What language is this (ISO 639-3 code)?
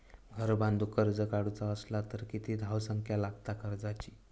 mar